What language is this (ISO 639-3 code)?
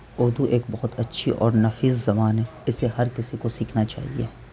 urd